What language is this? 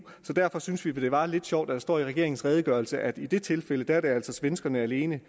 Danish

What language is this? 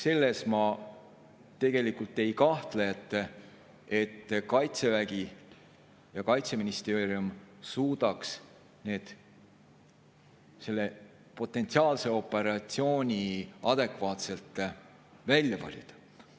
Estonian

